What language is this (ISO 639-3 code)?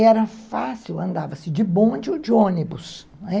por